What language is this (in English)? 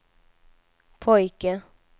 Swedish